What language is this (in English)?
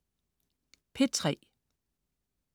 Danish